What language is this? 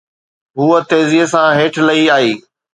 Sindhi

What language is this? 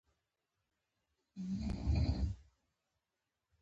Pashto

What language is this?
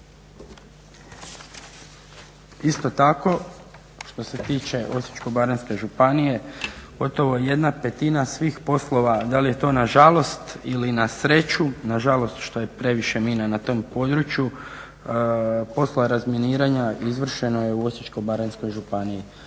Croatian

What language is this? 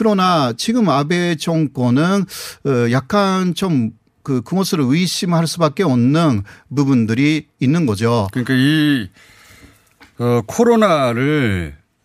Korean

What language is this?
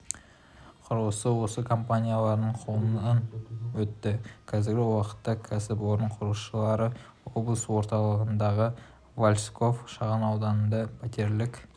Kazakh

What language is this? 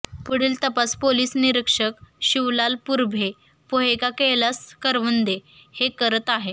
Marathi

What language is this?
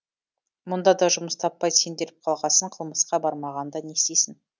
Kazakh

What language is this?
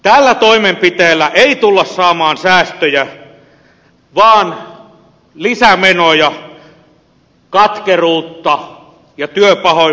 Finnish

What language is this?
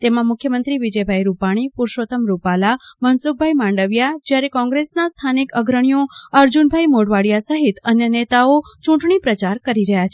Gujarati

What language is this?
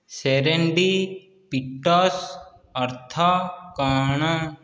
Odia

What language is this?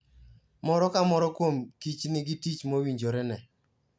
Luo (Kenya and Tanzania)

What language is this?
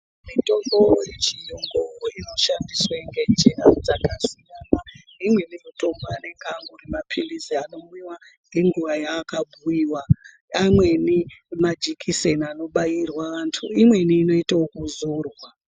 Ndau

